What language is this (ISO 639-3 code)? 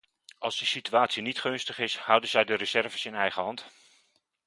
nld